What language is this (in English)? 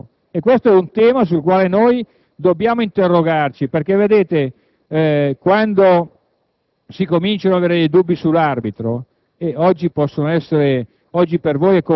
Italian